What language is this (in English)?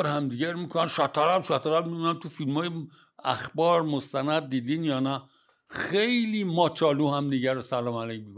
Persian